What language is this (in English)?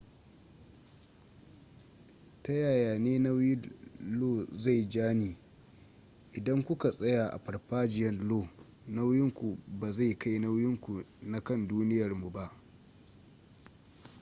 Hausa